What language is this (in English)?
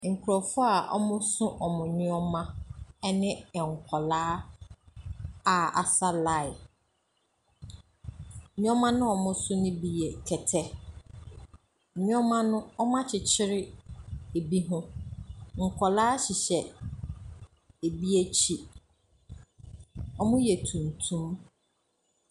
Akan